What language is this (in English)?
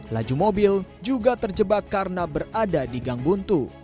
Indonesian